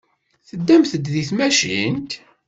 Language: Kabyle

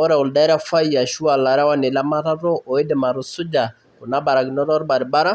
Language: Masai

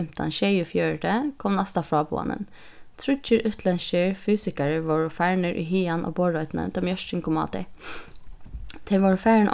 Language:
Faroese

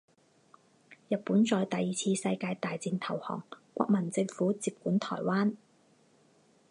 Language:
Chinese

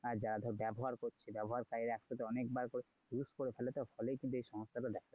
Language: Bangla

